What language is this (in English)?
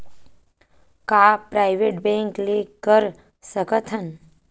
Chhattisgarhi